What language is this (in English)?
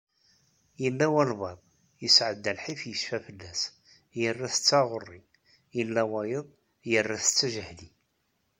Kabyle